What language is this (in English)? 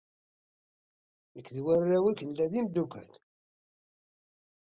Kabyle